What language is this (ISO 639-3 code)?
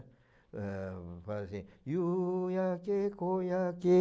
por